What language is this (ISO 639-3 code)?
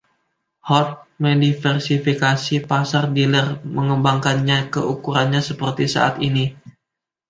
ind